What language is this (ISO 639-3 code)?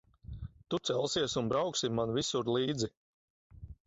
lav